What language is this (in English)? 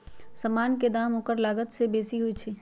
Magahi